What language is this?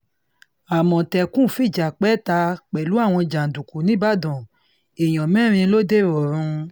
Yoruba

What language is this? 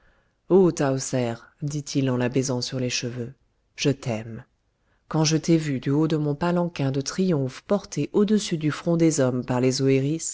French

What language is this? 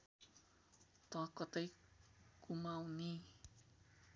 Nepali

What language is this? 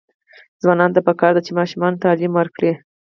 Pashto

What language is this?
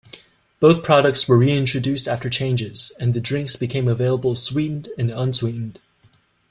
English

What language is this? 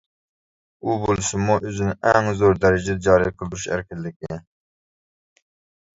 Uyghur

